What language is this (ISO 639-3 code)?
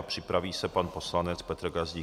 ces